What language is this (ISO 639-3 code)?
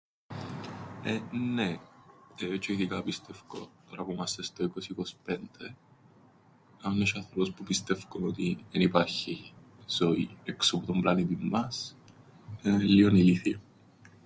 ell